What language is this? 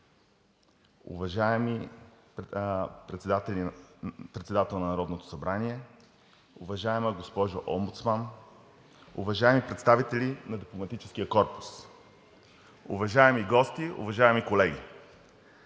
Bulgarian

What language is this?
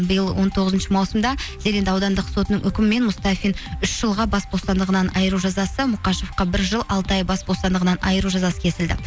Kazakh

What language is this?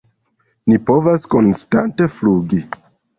Esperanto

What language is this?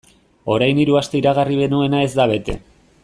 Basque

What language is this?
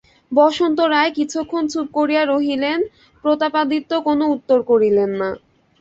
Bangla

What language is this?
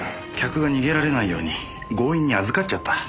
Japanese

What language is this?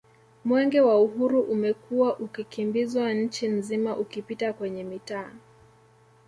Swahili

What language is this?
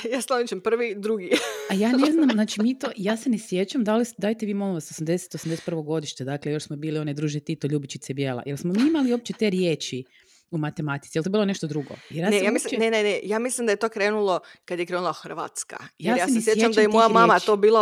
Croatian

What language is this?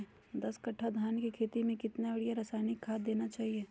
Magahi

